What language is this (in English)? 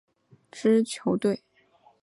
Chinese